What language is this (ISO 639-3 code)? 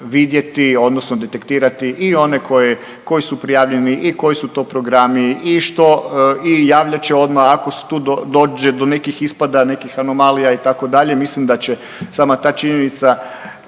hrv